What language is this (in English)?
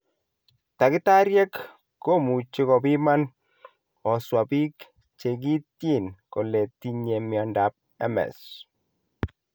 Kalenjin